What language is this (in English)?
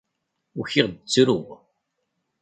Kabyle